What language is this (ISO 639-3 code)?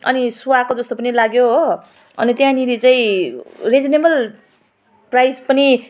nep